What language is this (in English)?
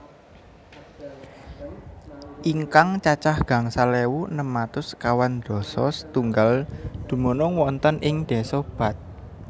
Javanese